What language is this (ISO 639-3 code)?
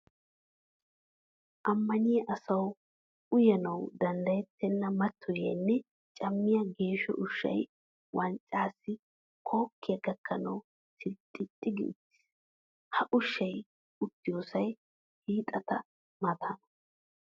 wal